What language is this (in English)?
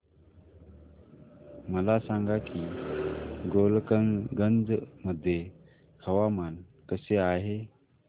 Marathi